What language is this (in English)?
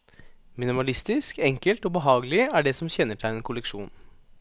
Norwegian